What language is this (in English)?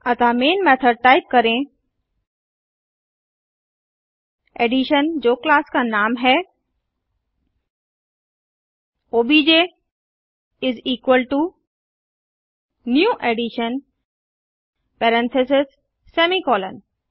Hindi